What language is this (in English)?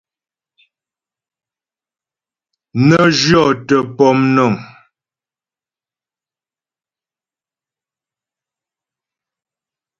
Ghomala